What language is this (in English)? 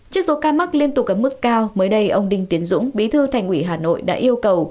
Vietnamese